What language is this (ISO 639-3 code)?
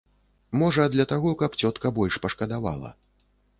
bel